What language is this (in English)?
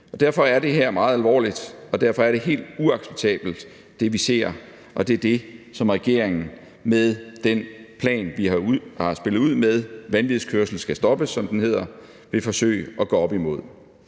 Danish